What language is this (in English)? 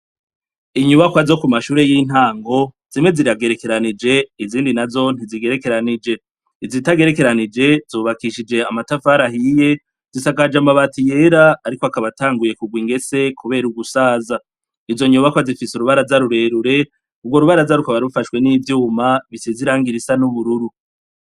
Rundi